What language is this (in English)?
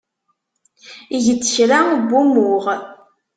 Kabyle